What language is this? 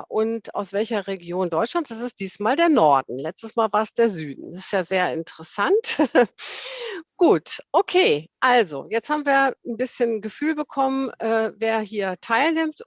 German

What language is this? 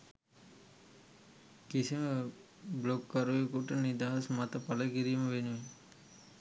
Sinhala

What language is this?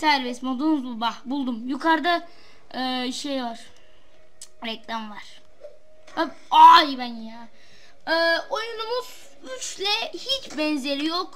Turkish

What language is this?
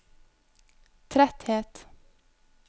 Norwegian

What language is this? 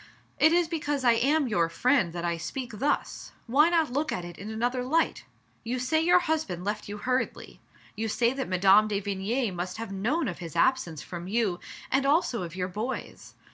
English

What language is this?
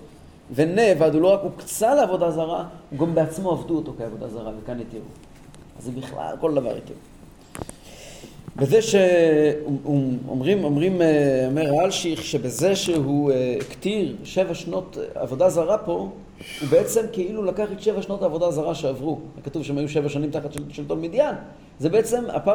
Hebrew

